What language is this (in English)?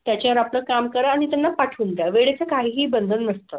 Marathi